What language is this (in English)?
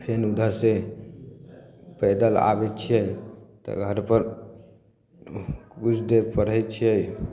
Maithili